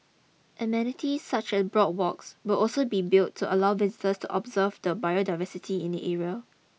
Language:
English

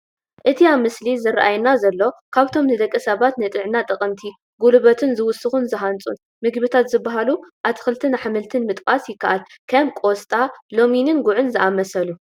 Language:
Tigrinya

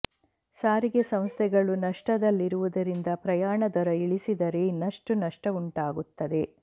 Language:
Kannada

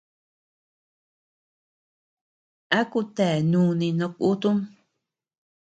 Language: Tepeuxila Cuicatec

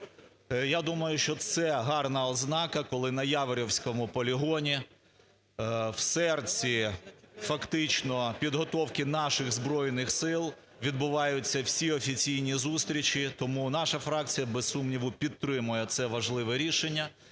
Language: Ukrainian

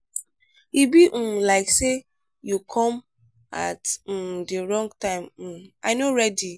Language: Nigerian Pidgin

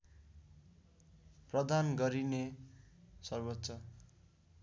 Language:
Nepali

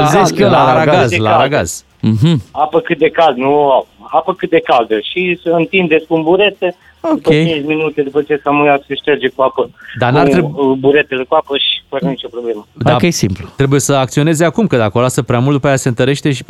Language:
Romanian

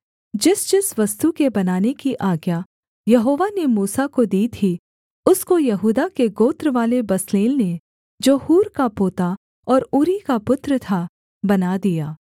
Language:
Hindi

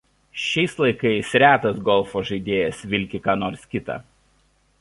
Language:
Lithuanian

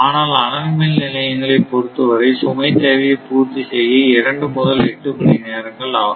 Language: Tamil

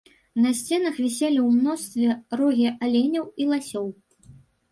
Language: Belarusian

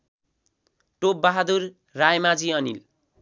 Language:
Nepali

